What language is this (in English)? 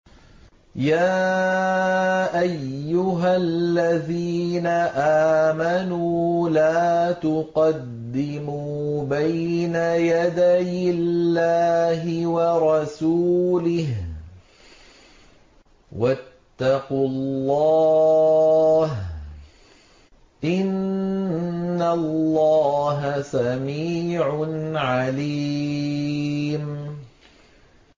Arabic